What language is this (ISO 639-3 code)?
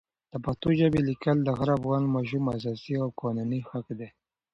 pus